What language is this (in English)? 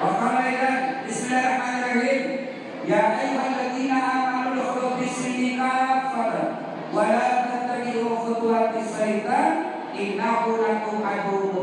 Indonesian